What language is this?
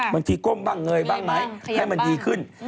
Thai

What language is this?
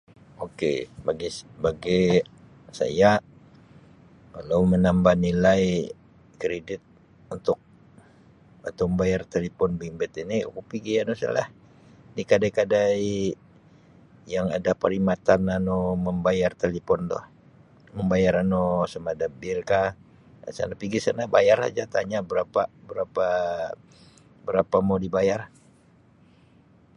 Sabah Malay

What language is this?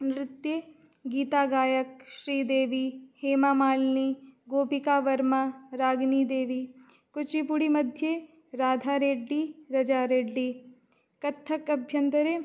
Sanskrit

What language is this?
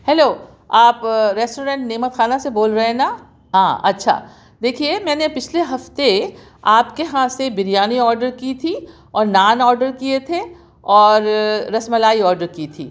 Urdu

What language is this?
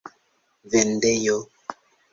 Esperanto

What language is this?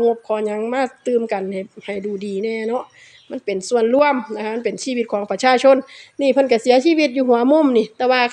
Thai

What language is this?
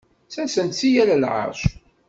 Kabyle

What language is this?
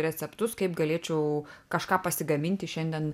Lithuanian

